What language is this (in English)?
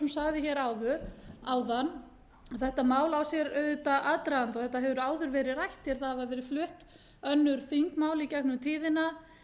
Icelandic